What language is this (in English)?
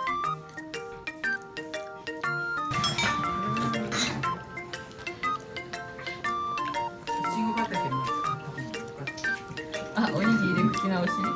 Japanese